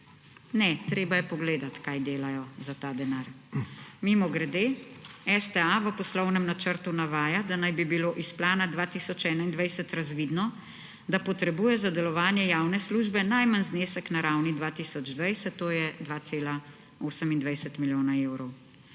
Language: Slovenian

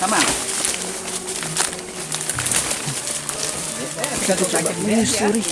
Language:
Indonesian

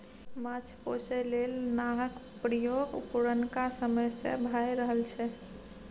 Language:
Maithili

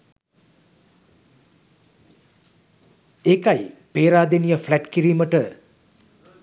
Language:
Sinhala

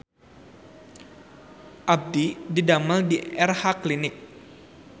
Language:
Sundanese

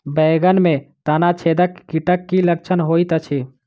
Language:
Maithili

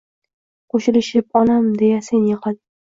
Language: Uzbek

